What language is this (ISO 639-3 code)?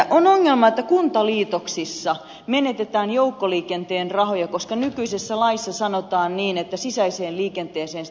fin